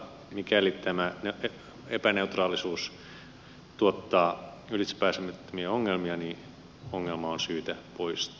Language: Finnish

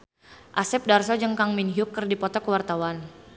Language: Sundanese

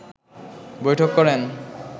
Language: Bangla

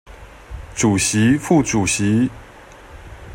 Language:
Chinese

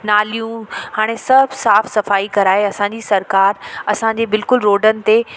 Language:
Sindhi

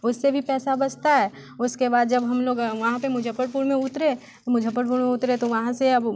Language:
Hindi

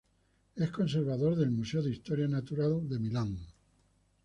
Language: Spanish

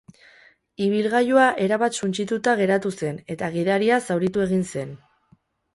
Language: Basque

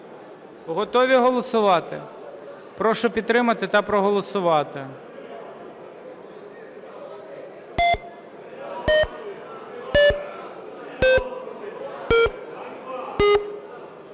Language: Ukrainian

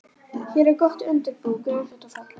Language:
Icelandic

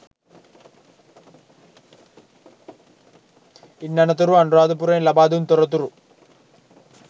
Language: Sinhala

